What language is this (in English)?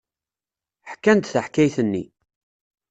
Kabyle